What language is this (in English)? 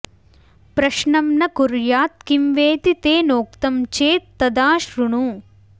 Sanskrit